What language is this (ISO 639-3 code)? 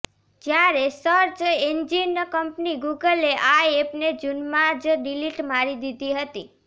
guj